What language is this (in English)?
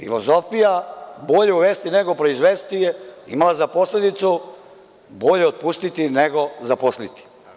Serbian